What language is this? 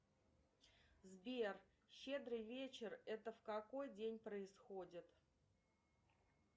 Russian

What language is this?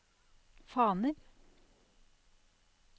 Norwegian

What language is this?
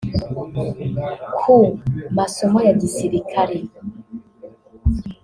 Kinyarwanda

